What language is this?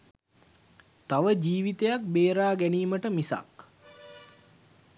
Sinhala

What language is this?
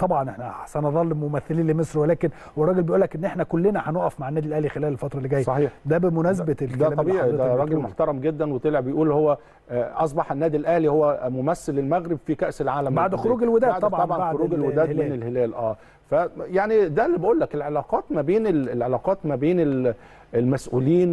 Arabic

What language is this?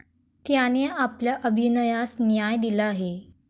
Marathi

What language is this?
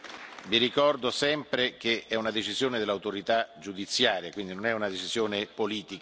Italian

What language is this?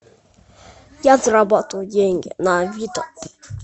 Russian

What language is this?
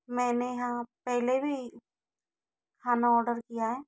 Hindi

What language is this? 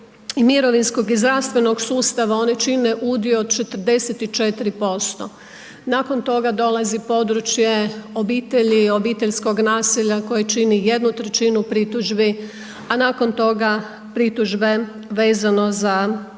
Croatian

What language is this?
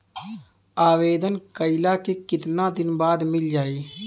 Bhojpuri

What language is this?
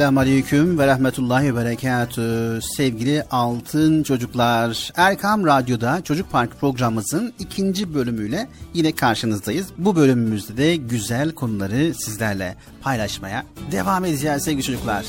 Turkish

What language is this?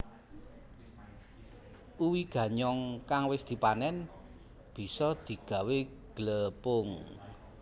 Javanese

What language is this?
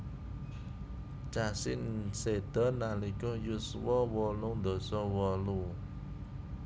Javanese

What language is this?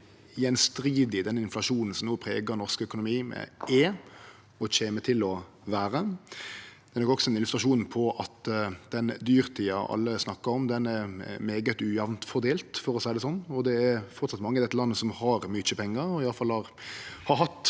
Norwegian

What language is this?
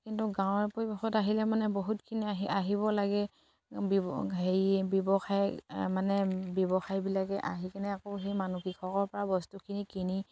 Assamese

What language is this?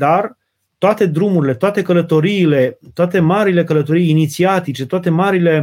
Romanian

